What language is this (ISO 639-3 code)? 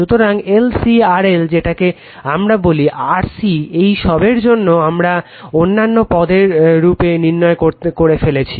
ben